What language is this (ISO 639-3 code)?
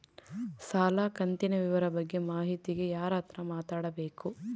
kan